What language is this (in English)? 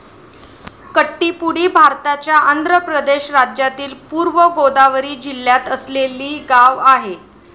Marathi